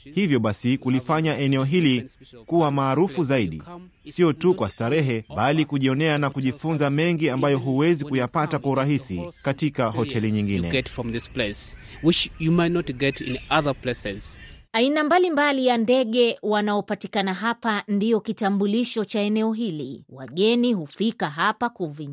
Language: Swahili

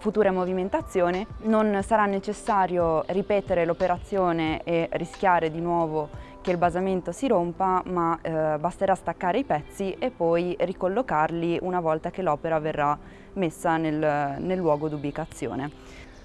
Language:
Italian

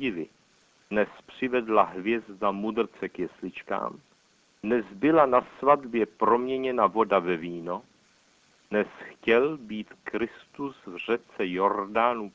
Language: Czech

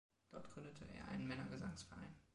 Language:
German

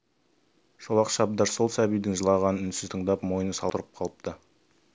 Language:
Kazakh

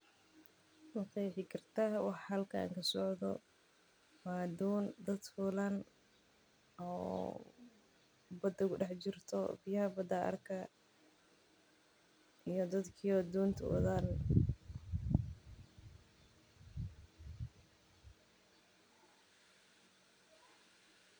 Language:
Somali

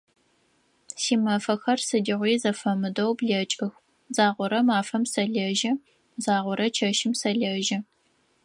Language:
Adyghe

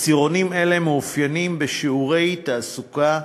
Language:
Hebrew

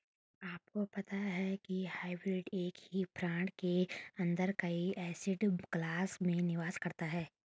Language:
Hindi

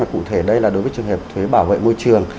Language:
Vietnamese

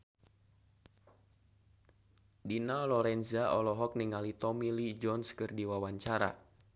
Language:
Sundanese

